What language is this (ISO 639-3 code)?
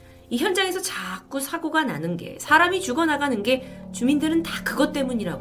kor